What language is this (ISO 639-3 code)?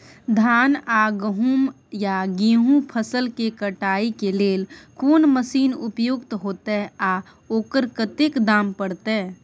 mai